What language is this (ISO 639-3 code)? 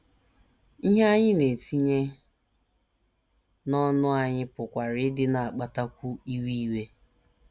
ibo